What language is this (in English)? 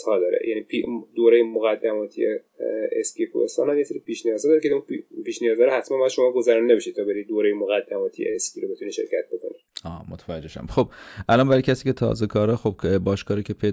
Persian